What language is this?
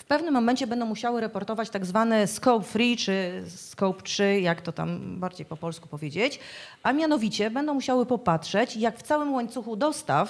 Polish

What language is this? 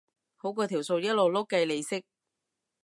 Cantonese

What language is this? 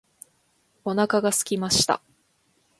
Japanese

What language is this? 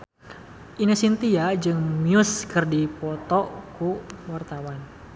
Sundanese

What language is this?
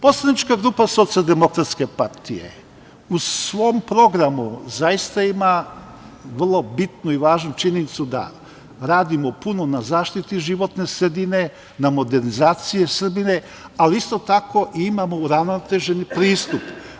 Serbian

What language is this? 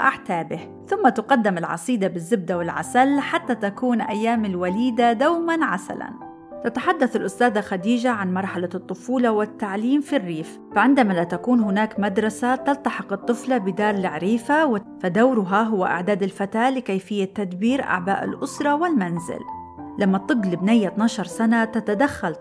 Arabic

